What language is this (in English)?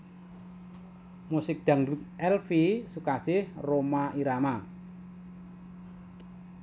Javanese